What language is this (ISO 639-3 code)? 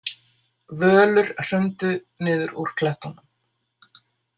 isl